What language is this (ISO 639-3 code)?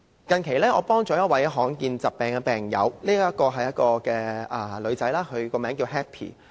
yue